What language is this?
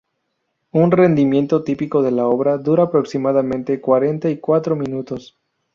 Spanish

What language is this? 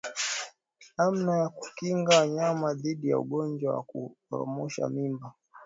Swahili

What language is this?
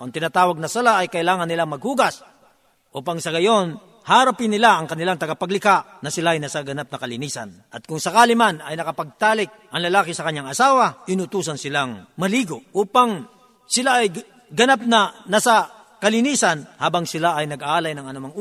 Filipino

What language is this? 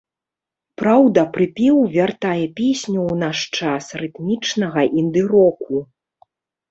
Belarusian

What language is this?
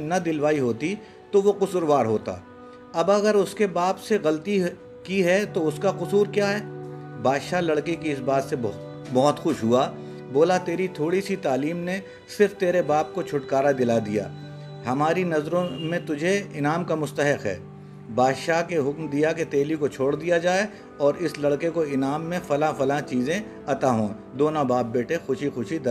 Urdu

